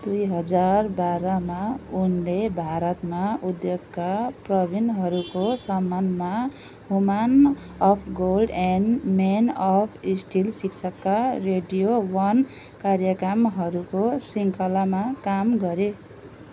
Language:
Nepali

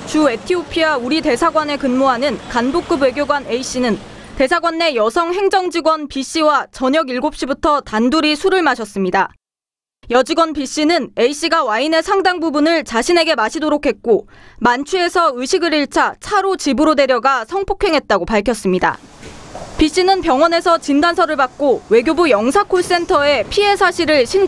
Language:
Korean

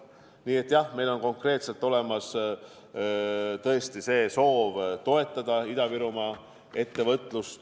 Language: Estonian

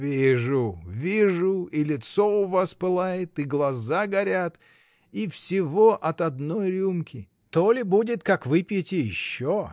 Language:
Russian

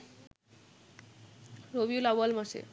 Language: Bangla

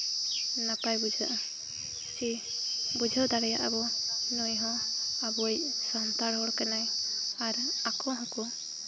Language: Santali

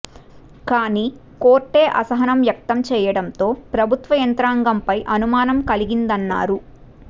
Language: Telugu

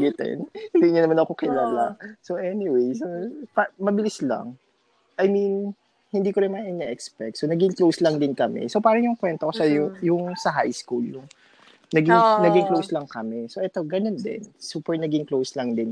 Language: Filipino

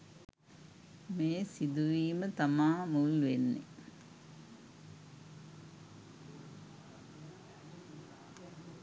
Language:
Sinhala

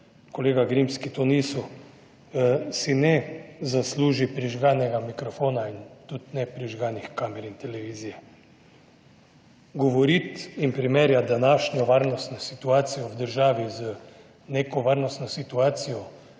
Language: Slovenian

